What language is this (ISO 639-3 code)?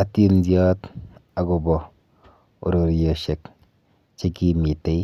kln